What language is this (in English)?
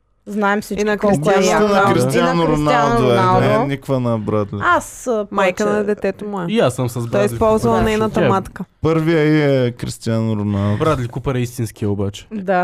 Bulgarian